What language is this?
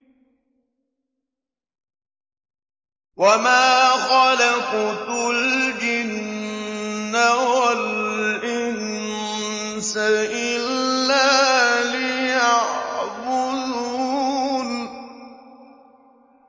Arabic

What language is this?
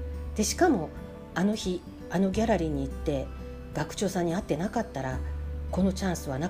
Japanese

